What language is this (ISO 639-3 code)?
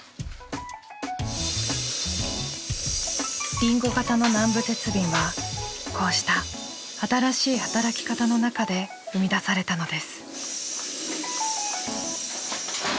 jpn